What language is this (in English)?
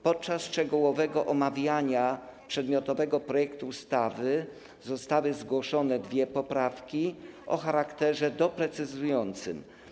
Polish